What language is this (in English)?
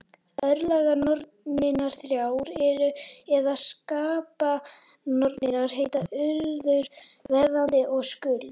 Icelandic